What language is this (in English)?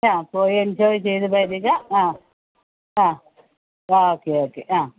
Malayalam